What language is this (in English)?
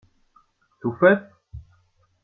Kabyle